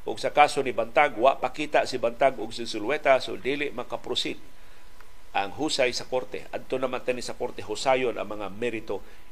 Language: Filipino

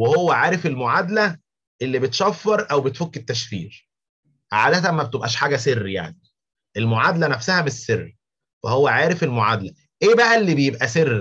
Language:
Arabic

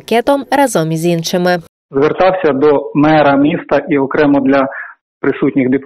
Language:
Ukrainian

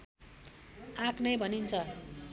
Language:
Nepali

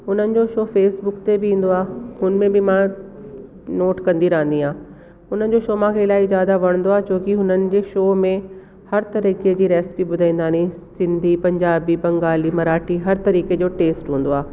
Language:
Sindhi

